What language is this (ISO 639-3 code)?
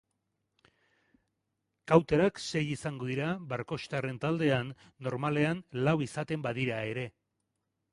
eus